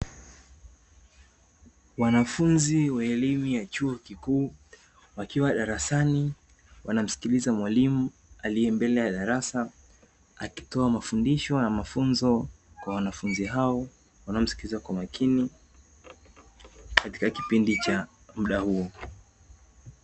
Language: Swahili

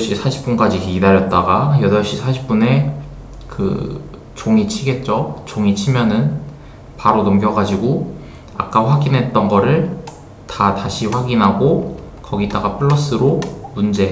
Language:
Korean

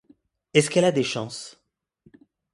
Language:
French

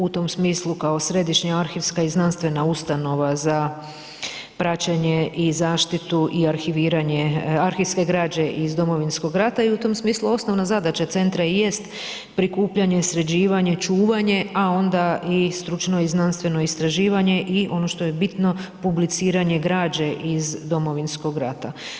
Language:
Croatian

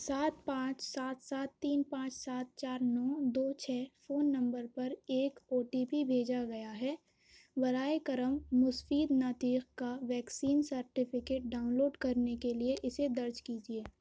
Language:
Urdu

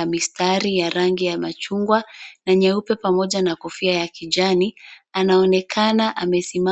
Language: Swahili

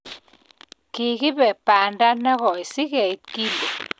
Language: Kalenjin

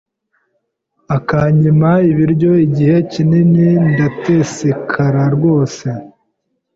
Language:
Kinyarwanda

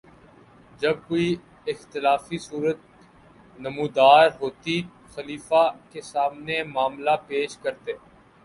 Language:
Urdu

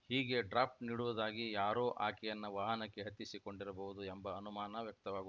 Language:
Kannada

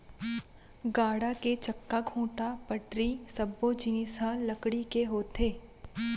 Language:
Chhattisgarhi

